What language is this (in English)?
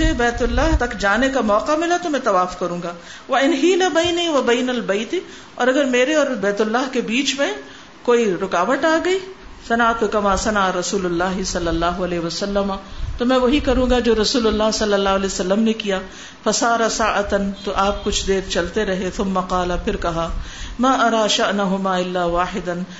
Urdu